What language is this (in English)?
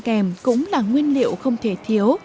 Vietnamese